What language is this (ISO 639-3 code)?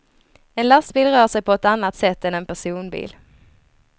swe